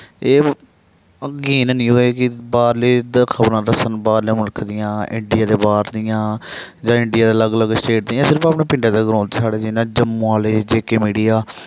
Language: Dogri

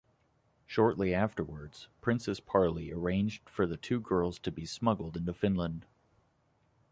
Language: English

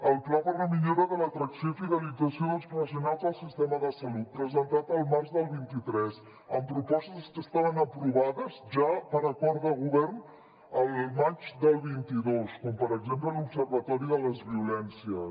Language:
Catalan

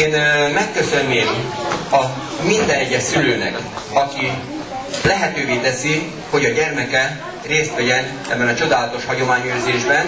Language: Hungarian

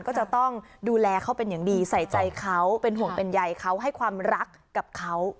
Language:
Thai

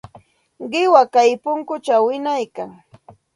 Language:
Santa Ana de Tusi Pasco Quechua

